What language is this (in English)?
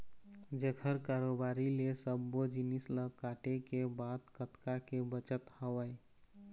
Chhattisgarhi